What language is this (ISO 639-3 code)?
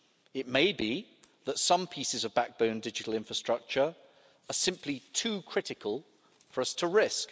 eng